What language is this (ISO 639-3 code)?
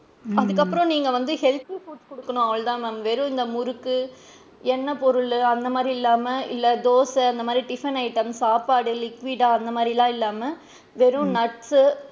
tam